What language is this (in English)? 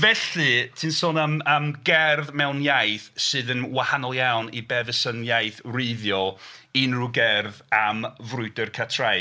Welsh